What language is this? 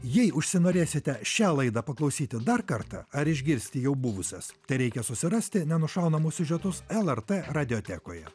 Lithuanian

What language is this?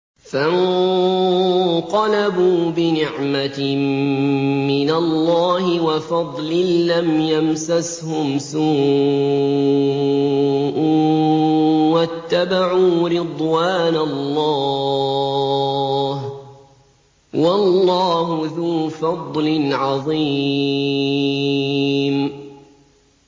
Arabic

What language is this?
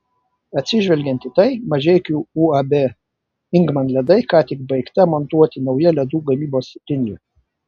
Lithuanian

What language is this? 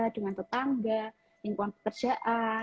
Indonesian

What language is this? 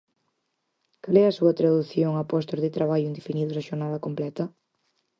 Galician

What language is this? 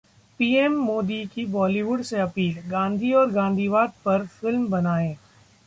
Hindi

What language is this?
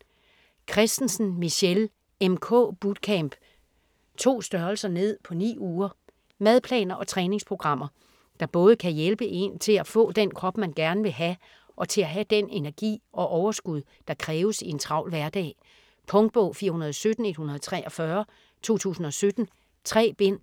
Danish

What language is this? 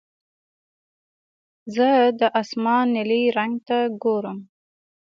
Pashto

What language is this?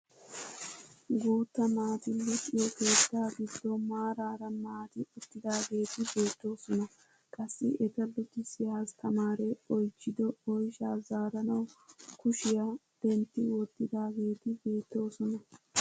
Wolaytta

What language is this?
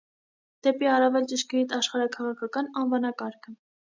Armenian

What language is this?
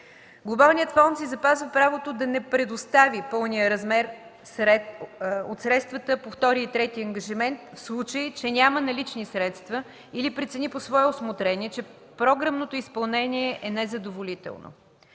Bulgarian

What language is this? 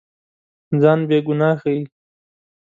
Pashto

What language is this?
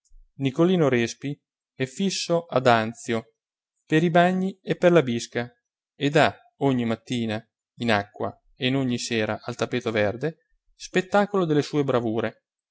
Italian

